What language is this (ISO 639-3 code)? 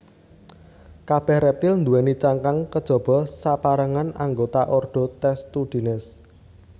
jav